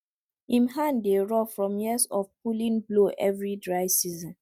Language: Nigerian Pidgin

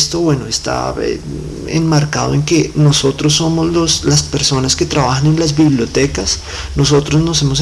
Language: Spanish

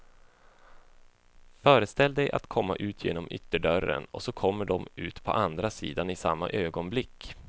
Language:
Swedish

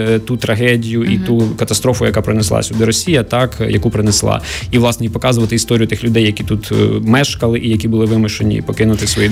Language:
Ukrainian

